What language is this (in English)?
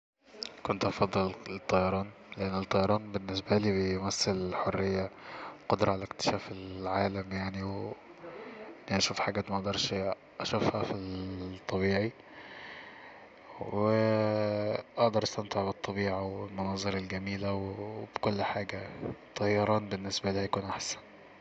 Egyptian Arabic